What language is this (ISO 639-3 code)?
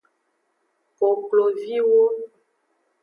ajg